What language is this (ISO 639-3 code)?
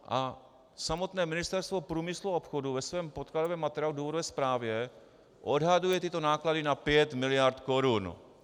ces